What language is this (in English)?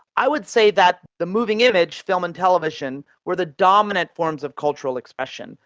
English